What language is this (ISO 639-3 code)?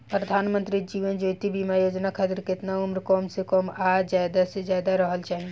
bho